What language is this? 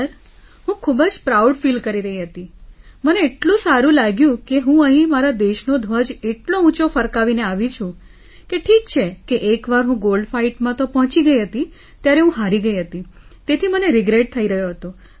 Gujarati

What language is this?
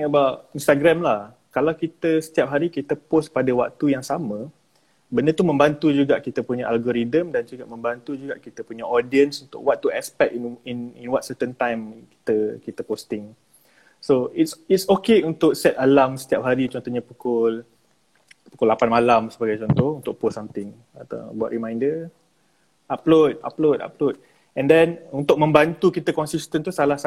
Malay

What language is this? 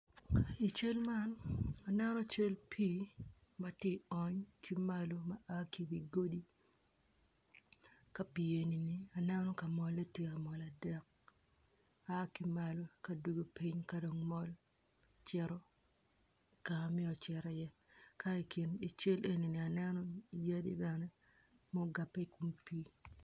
Acoli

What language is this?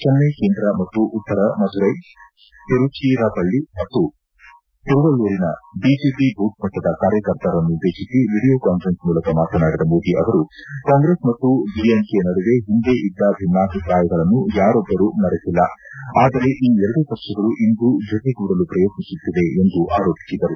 Kannada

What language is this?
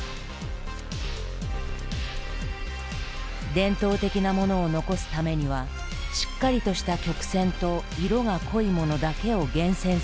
Japanese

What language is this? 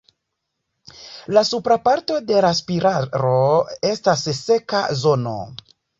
Esperanto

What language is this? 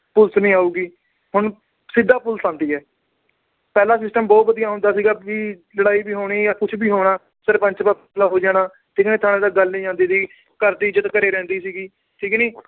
Punjabi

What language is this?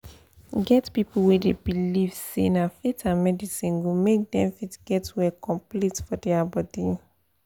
Nigerian Pidgin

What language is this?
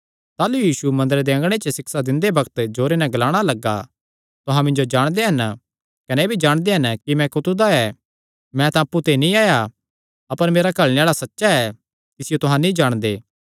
Kangri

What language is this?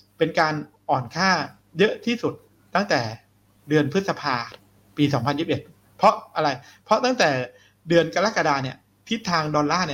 Thai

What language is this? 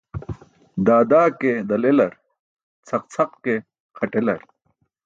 Burushaski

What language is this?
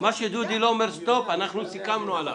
Hebrew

